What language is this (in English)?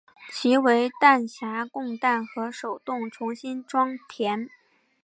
Chinese